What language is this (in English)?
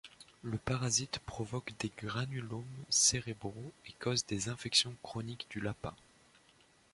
French